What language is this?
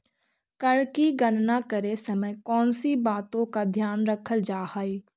Magahi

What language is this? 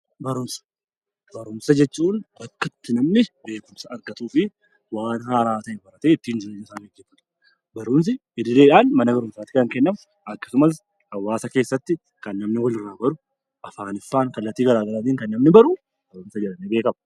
Oromo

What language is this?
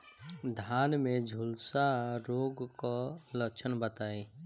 Bhojpuri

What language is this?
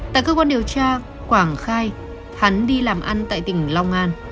Vietnamese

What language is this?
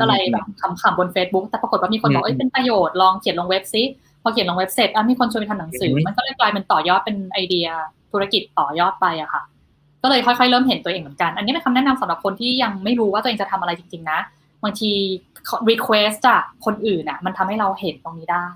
Thai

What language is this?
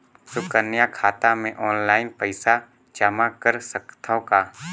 Chhattisgarhi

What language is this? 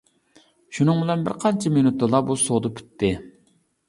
Uyghur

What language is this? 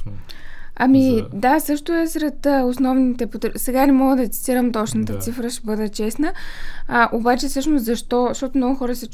Bulgarian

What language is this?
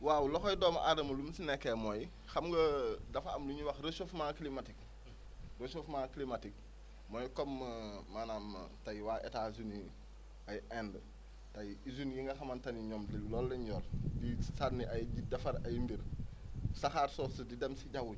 Wolof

